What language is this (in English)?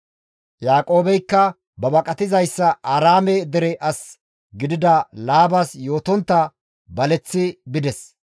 Gamo